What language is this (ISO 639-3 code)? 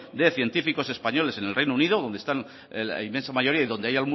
spa